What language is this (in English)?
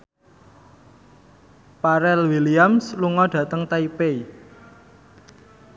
Javanese